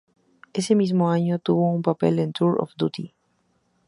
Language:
Spanish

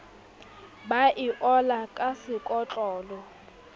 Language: Southern Sotho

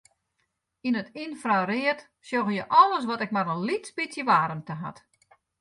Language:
Western Frisian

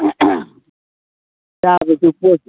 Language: Manipuri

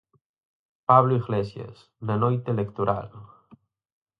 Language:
Galician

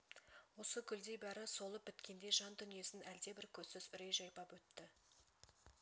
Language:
Kazakh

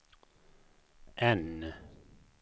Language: Swedish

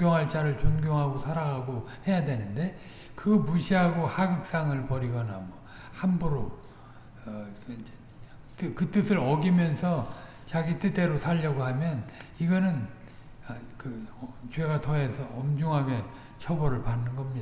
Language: Korean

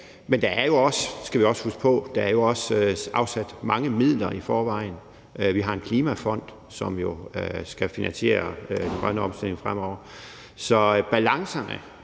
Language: Danish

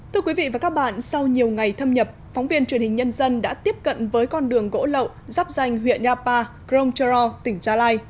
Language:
Vietnamese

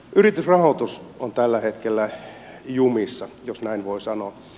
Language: Finnish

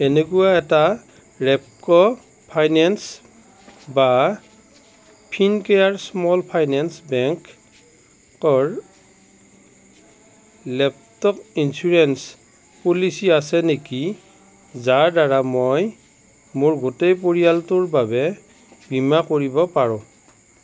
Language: Assamese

